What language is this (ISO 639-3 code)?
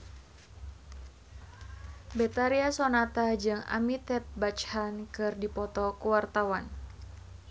sun